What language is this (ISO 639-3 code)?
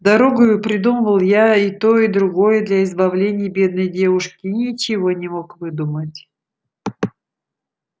rus